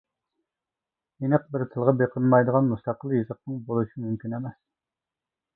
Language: Uyghur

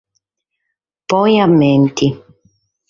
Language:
Sardinian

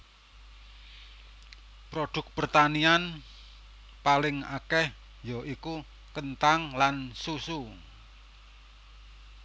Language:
Javanese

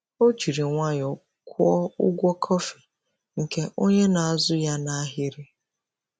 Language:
Igbo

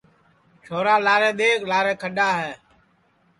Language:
Sansi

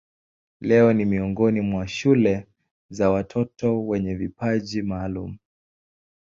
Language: Swahili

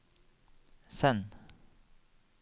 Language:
Norwegian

